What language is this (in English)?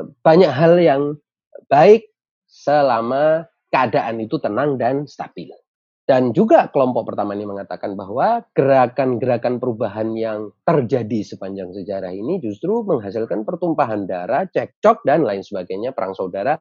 Indonesian